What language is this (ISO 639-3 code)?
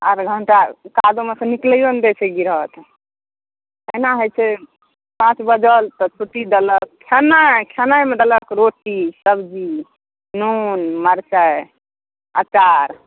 mai